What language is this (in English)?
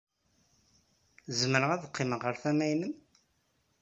Kabyle